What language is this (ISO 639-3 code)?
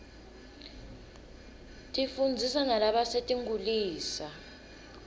ssw